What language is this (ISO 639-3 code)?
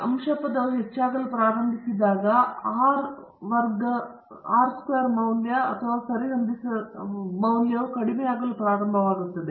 kan